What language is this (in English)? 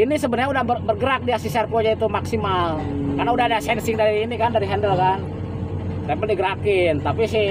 Indonesian